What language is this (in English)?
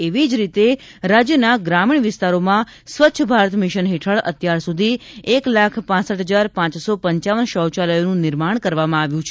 Gujarati